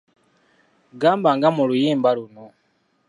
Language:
Ganda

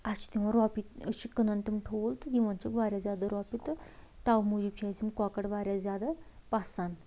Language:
Kashmiri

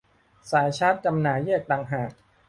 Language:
Thai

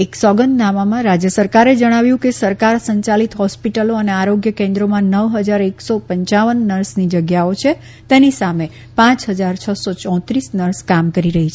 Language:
Gujarati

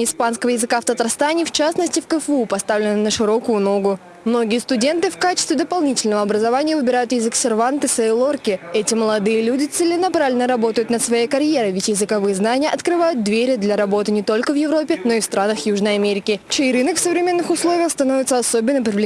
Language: Russian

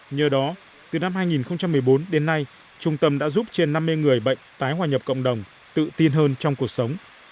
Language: Vietnamese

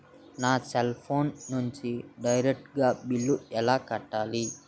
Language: Telugu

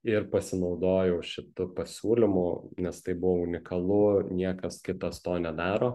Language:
Lithuanian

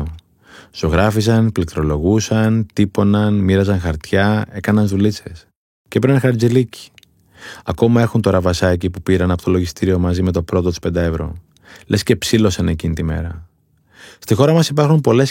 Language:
Greek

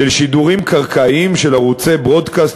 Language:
Hebrew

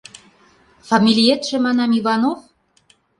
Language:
Mari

